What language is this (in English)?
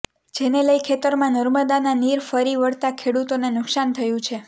Gujarati